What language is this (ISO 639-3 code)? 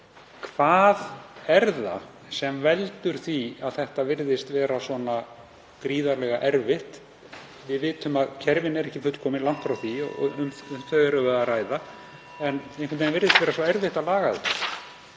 isl